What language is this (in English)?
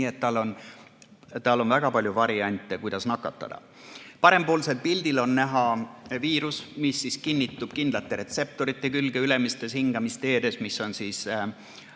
Estonian